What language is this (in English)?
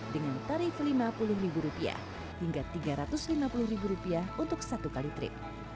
Indonesian